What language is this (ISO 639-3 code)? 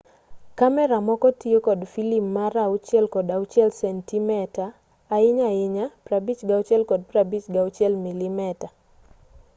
luo